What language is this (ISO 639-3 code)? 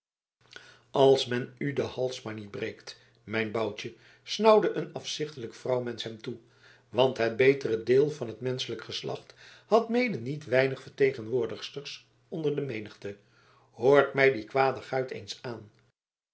nld